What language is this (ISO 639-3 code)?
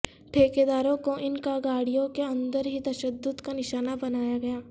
urd